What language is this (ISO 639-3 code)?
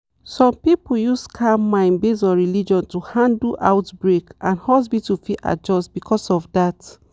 pcm